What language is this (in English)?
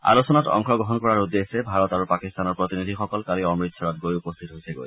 Assamese